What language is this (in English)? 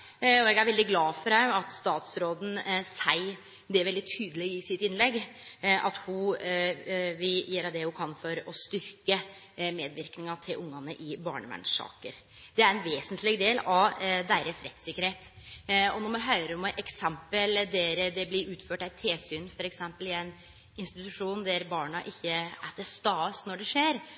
Norwegian Nynorsk